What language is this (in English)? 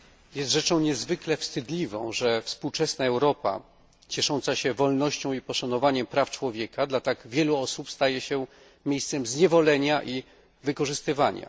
Polish